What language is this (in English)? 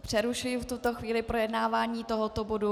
Czech